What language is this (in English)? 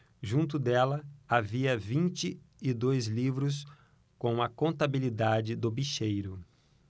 Portuguese